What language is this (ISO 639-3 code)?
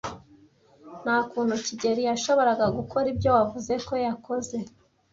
kin